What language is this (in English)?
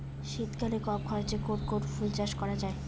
Bangla